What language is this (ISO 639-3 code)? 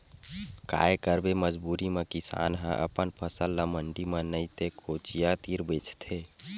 hne